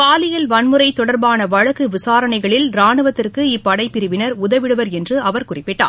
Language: Tamil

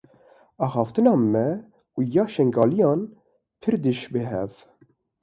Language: Kurdish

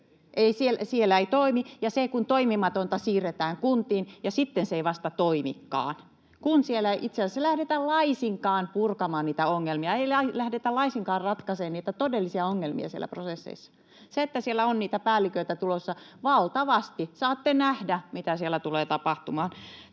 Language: Finnish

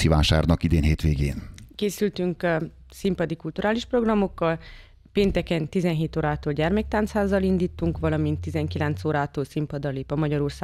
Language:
Hungarian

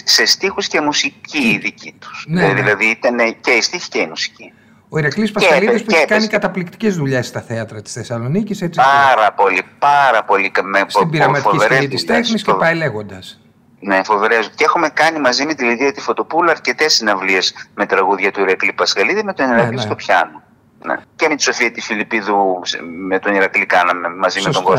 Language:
Greek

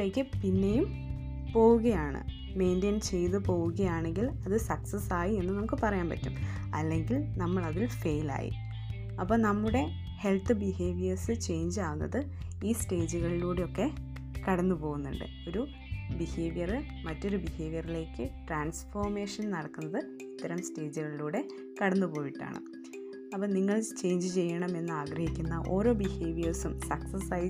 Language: Malayalam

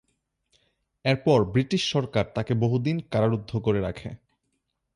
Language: Bangla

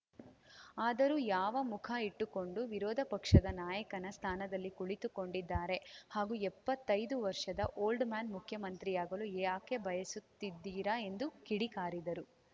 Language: Kannada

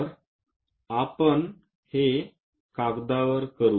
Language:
Marathi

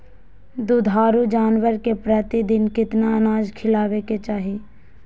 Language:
Magahi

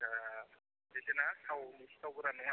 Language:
Bodo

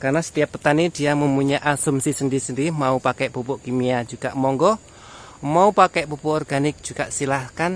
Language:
Indonesian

